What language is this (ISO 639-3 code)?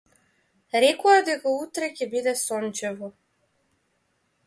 mkd